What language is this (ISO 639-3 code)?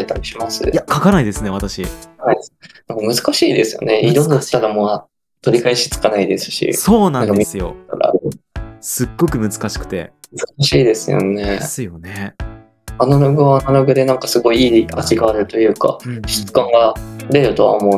jpn